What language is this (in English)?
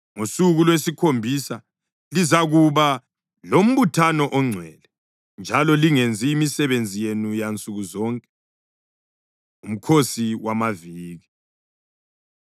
North Ndebele